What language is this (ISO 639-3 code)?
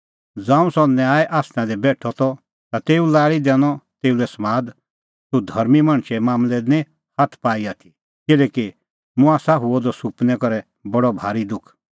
kfx